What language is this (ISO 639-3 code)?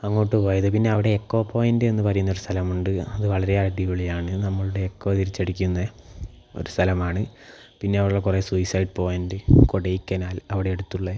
mal